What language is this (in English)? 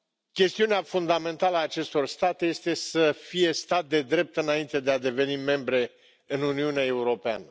Romanian